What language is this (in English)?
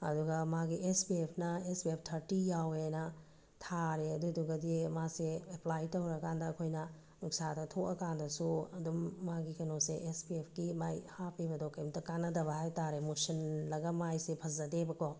Manipuri